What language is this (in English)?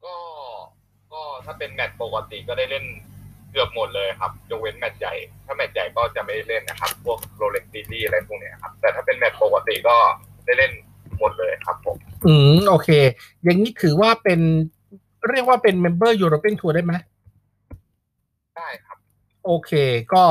Thai